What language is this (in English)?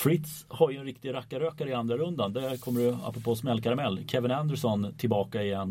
Swedish